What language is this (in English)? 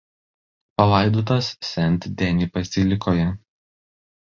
Lithuanian